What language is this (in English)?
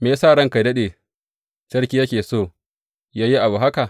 Hausa